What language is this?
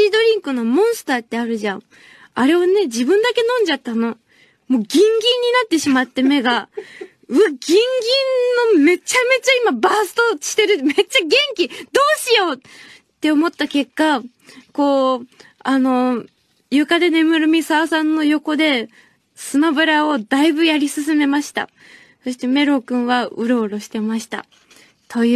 Japanese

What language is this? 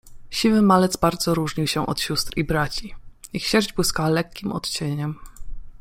Polish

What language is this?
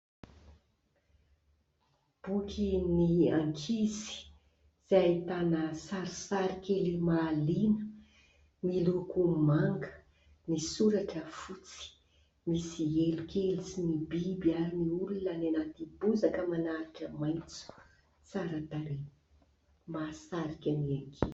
Malagasy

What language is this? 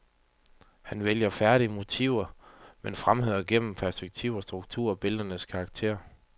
Danish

